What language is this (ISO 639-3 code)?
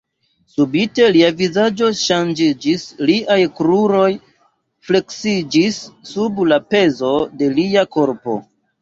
epo